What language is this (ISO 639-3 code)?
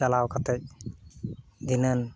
sat